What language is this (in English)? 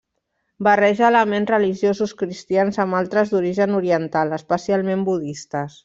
Catalan